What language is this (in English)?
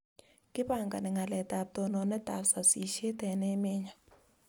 Kalenjin